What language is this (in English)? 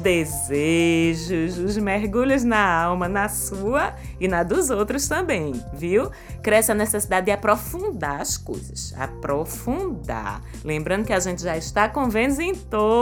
Portuguese